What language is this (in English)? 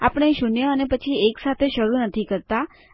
Gujarati